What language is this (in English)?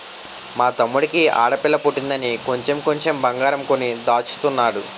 Telugu